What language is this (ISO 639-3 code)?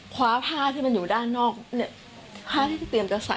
tha